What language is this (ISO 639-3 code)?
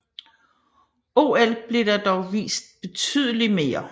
dan